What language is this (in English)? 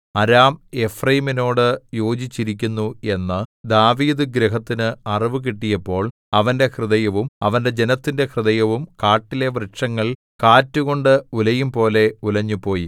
Malayalam